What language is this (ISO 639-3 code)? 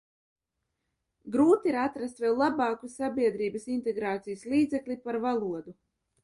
lav